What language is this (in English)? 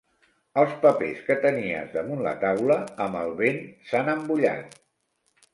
Catalan